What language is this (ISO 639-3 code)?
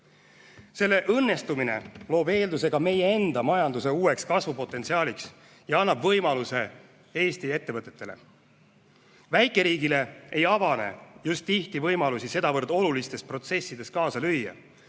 est